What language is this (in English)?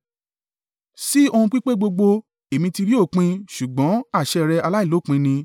Yoruba